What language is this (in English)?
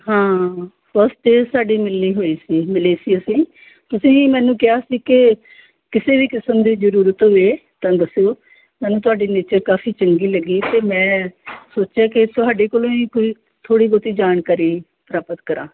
Punjabi